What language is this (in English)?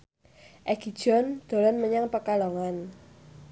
Javanese